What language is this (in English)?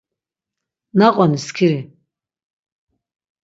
Laz